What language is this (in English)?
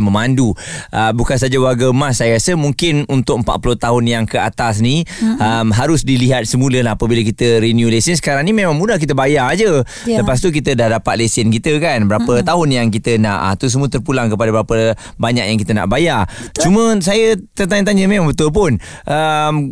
Malay